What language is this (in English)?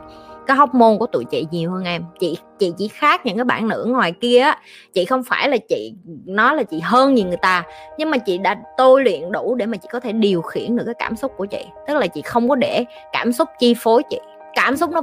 Vietnamese